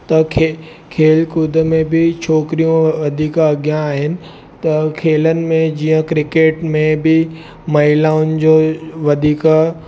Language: Sindhi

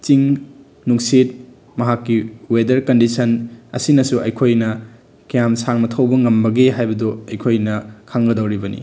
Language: Manipuri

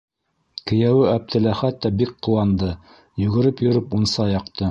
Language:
Bashkir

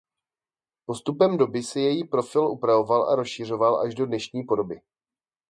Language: Czech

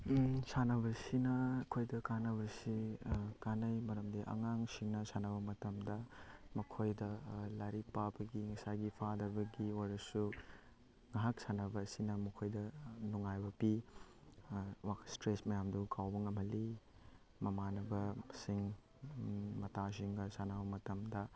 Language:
Manipuri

